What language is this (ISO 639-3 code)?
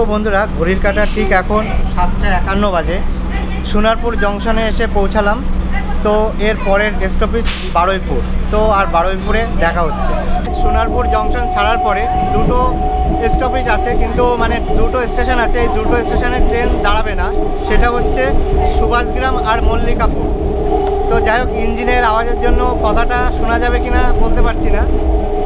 ben